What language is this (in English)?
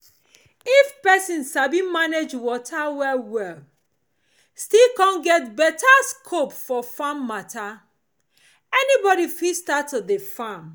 Nigerian Pidgin